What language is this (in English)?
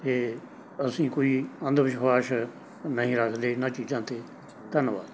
Punjabi